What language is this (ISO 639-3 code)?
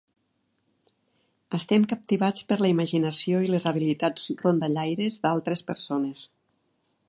cat